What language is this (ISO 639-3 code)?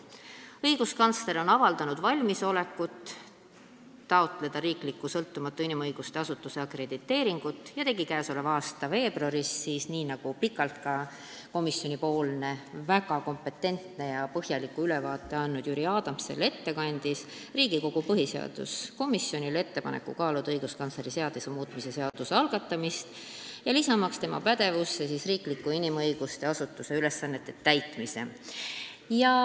est